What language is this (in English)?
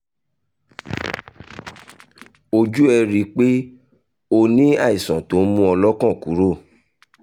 Yoruba